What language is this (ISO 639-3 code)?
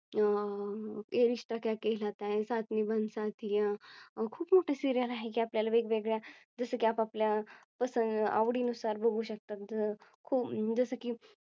mar